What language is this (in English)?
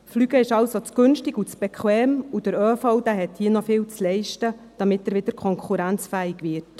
Swiss German